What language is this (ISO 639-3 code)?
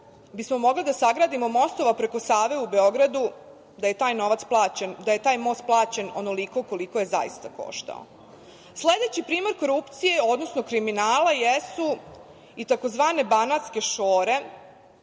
srp